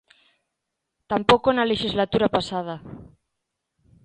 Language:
Galician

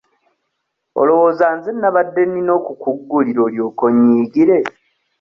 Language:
Ganda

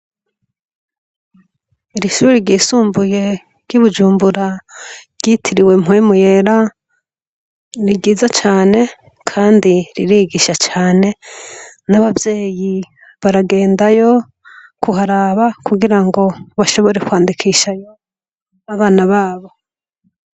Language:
Rundi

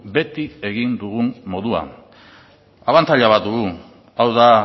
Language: Basque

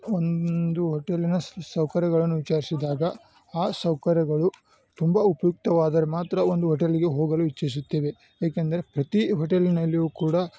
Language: Kannada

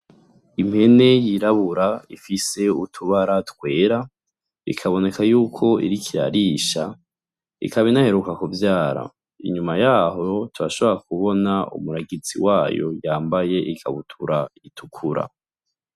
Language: Rundi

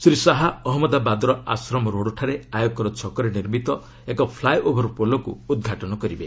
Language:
Odia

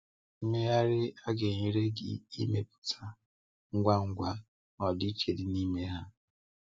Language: Igbo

